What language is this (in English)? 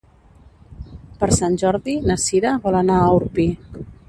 Catalan